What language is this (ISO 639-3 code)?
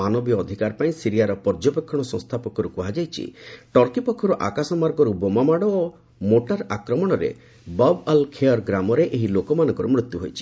ori